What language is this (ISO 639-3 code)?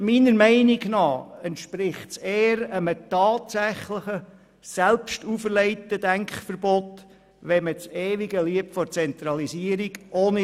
gsw